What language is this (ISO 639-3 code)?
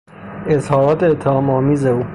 fas